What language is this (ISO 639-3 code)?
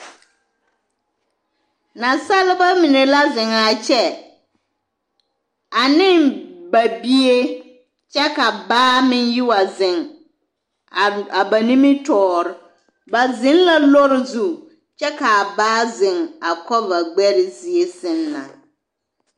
dga